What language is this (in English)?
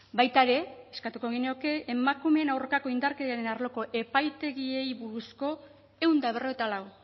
Basque